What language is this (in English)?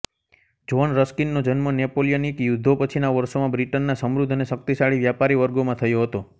Gujarati